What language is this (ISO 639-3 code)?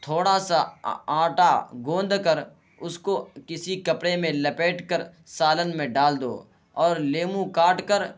urd